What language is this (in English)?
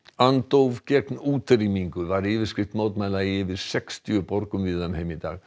Icelandic